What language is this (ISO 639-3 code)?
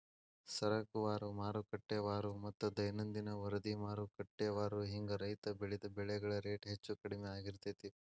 kan